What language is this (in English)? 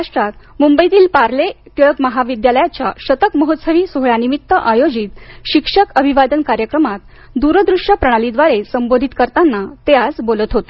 Marathi